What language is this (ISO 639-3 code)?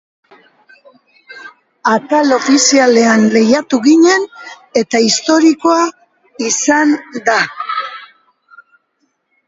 eus